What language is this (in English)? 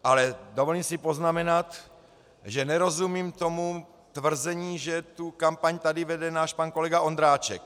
Czech